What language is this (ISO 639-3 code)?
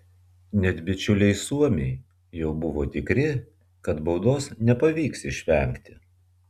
lit